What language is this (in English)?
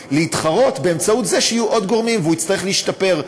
Hebrew